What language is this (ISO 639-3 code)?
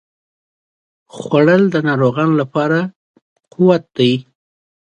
pus